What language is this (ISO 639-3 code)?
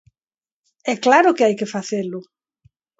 glg